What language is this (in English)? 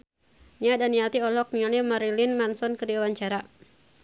Sundanese